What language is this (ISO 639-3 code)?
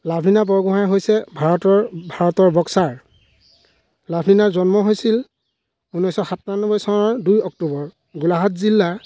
asm